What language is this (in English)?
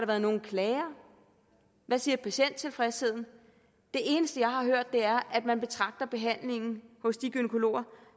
Danish